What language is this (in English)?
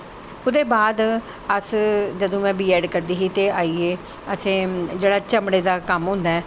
Dogri